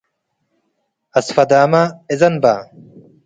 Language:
Tigre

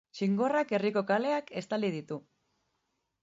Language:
Basque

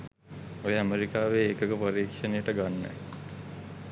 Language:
Sinhala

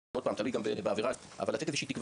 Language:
Hebrew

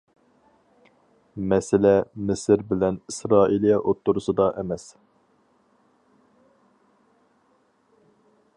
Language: Uyghur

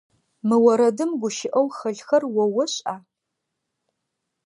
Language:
Adyghe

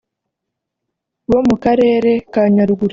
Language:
Kinyarwanda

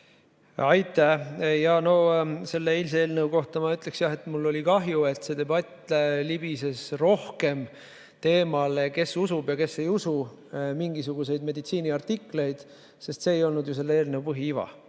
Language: Estonian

